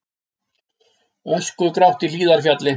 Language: Icelandic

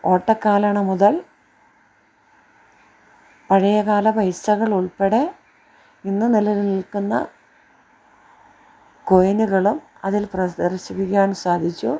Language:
Malayalam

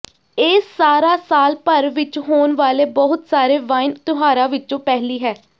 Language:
Punjabi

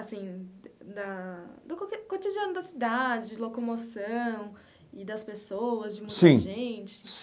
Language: Portuguese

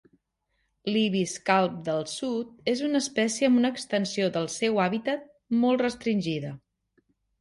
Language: Catalan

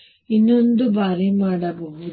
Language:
Kannada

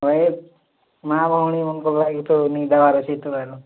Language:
Odia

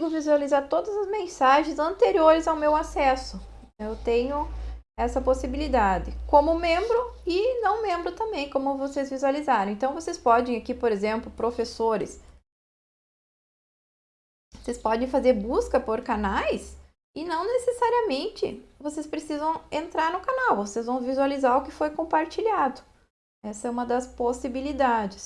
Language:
Portuguese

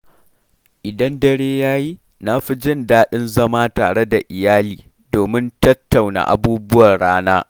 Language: Hausa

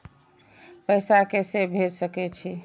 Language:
Maithili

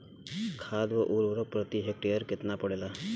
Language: Bhojpuri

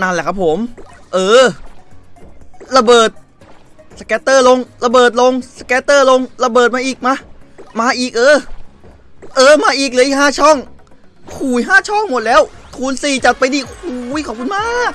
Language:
Thai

